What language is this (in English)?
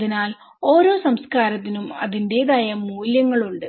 Malayalam